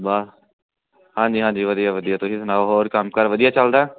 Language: Punjabi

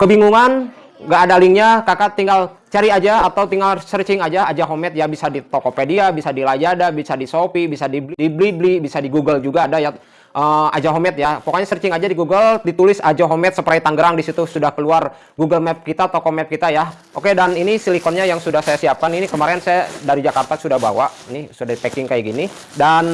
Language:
Indonesian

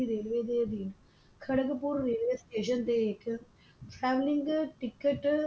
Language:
Punjabi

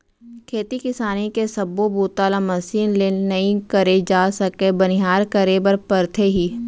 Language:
Chhattisgarhi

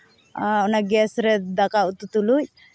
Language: Santali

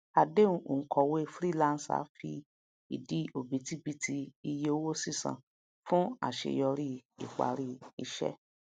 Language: Yoruba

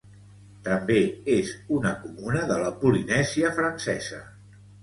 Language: Catalan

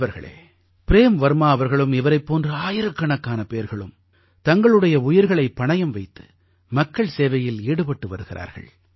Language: Tamil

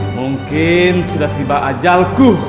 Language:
Indonesian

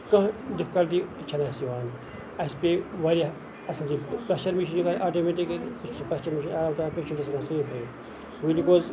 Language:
Kashmiri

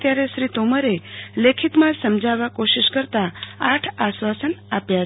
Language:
Gujarati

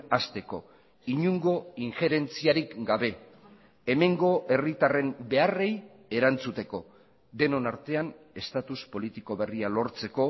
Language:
Basque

